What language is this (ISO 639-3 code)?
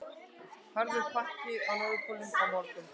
isl